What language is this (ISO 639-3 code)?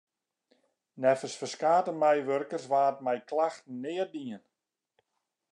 fry